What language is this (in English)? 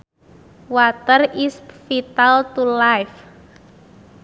Sundanese